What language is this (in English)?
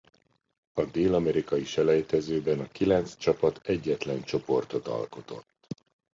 Hungarian